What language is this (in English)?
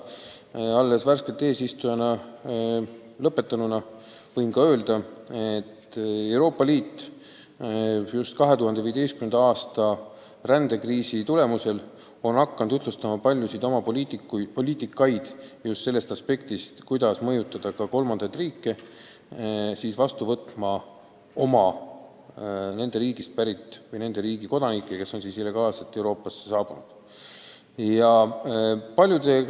Estonian